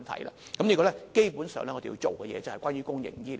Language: Cantonese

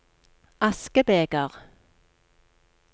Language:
Norwegian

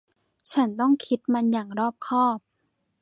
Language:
Thai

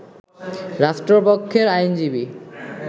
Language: Bangla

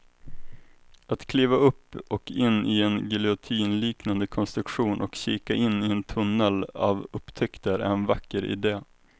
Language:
Swedish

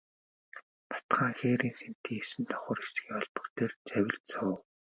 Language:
Mongolian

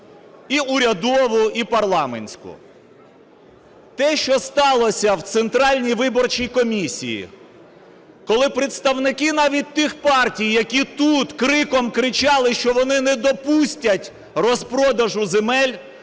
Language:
Ukrainian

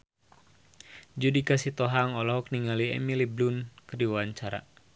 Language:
Sundanese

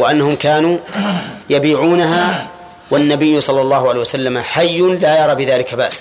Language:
Arabic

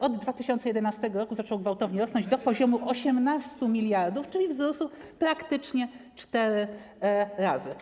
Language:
Polish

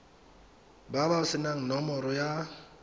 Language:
Tswana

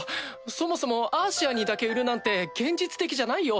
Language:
Japanese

